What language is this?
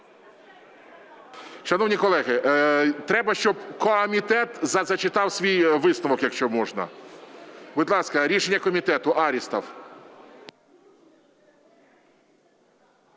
Ukrainian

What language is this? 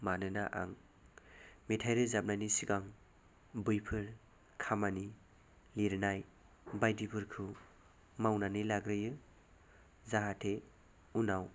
Bodo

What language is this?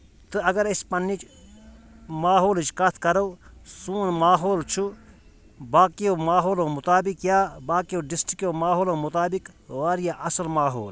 Kashmiri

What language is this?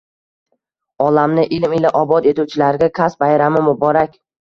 Uzbek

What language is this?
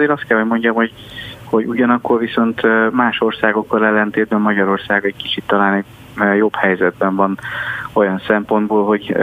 Hungarian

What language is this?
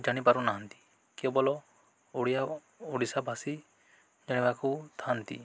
Odia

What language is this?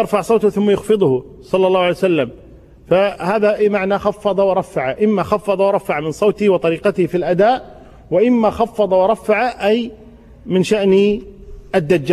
Arabic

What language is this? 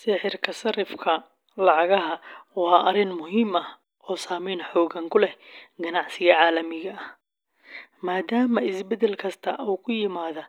Somali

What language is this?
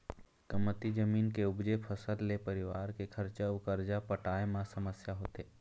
Chhattisgarhi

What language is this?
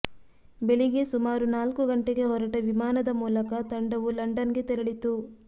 Kannada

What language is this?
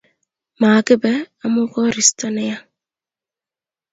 Kalenjin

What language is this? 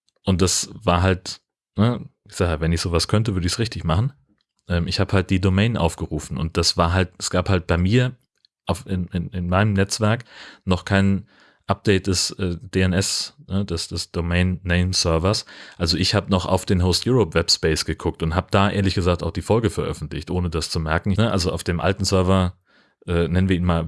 German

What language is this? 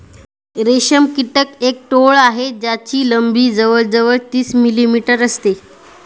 Marathi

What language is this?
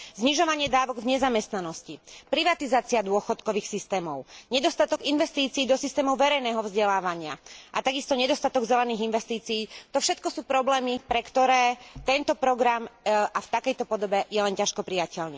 Slovak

